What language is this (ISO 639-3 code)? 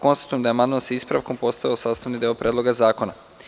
srp